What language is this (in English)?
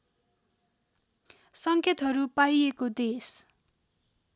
Nepali